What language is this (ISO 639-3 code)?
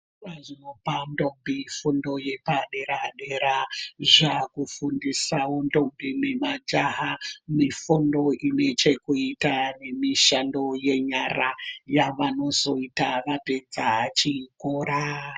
ndc